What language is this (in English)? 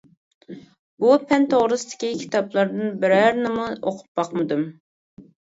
Uyghur